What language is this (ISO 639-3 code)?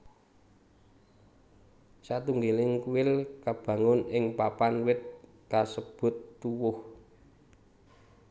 jav